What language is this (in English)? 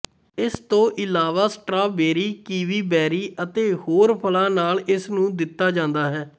Punjabi